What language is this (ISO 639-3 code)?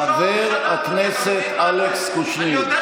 heb